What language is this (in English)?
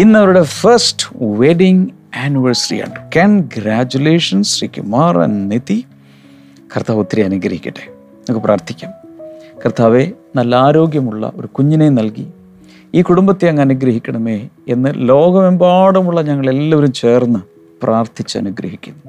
Malayalam